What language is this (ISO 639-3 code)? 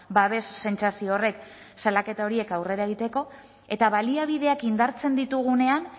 eus